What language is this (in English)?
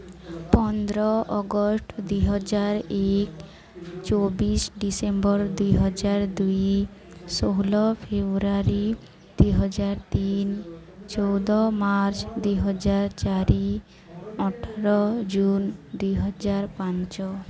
Odia